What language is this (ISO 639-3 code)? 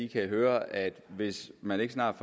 dan